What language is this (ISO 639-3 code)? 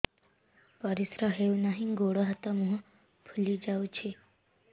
ori